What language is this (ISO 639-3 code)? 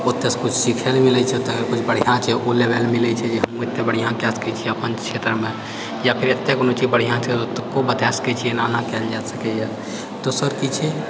mai